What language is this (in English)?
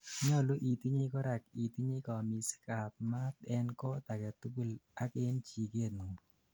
Kalenjin